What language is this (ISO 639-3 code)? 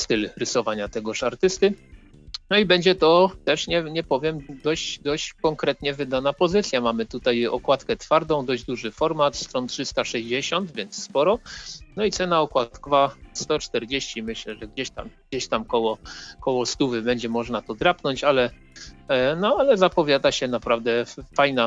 pol